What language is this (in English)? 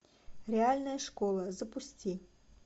Russian